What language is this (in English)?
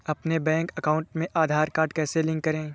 Hindi